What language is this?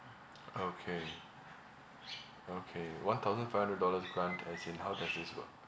English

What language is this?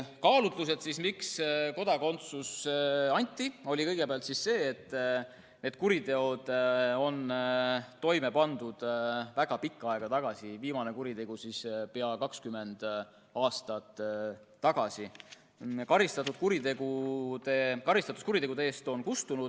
Estonian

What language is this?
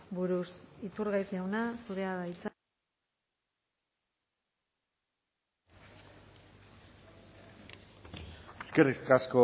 Basque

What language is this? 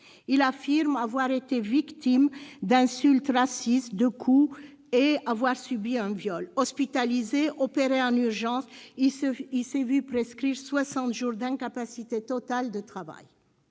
French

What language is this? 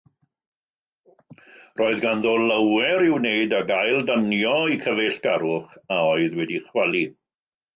Welsh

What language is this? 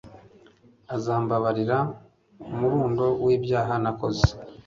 Kinyarwanda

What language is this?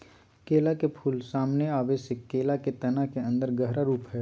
Magahi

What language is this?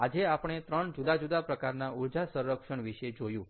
Gujarati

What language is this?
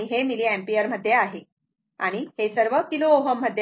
Marathi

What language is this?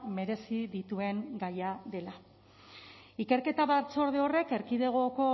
Basque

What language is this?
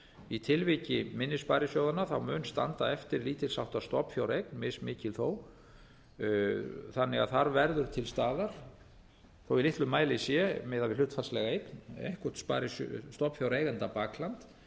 Icelandic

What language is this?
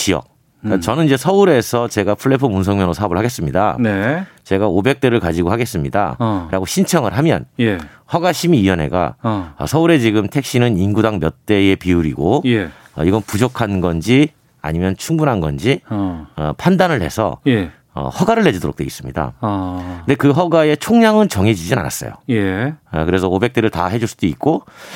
Korean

